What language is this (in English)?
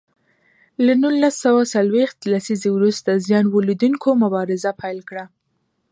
Pashto